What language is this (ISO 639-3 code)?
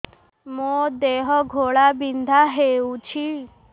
ori